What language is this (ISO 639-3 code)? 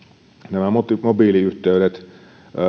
fin